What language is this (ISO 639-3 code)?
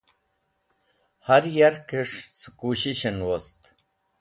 wbl